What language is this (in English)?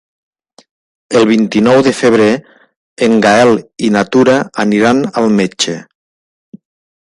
Catalan